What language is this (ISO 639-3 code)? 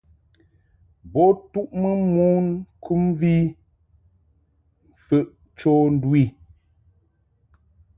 mhk